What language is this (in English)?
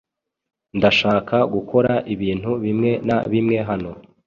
Kinyarwanda